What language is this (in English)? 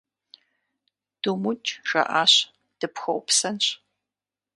Kabardian